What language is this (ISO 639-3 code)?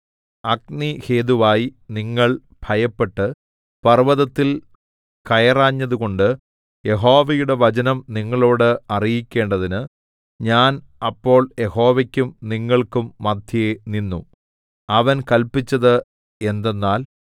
mal